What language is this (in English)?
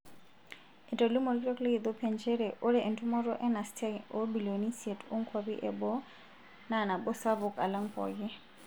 Masai